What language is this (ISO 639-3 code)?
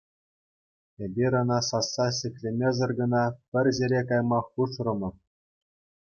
chv